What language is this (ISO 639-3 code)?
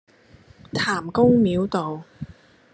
yue